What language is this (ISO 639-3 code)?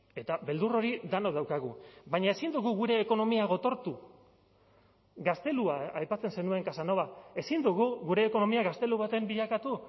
eus